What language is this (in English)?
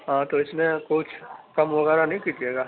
Urdu